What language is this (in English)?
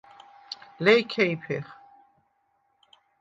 Svan